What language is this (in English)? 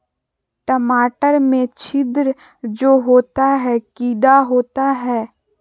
Magahi